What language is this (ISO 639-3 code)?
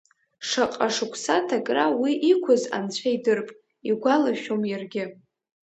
abk